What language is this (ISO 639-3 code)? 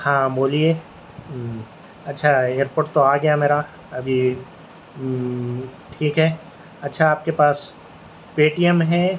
urd